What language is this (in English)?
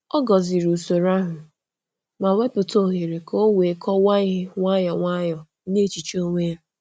Igbo